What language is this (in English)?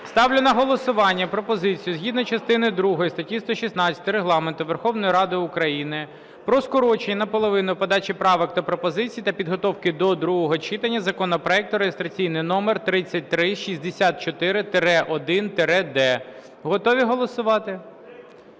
Ukrainian